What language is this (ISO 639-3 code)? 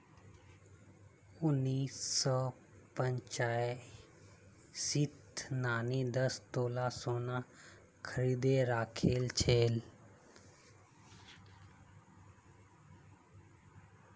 mag